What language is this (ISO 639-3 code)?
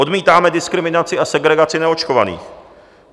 ces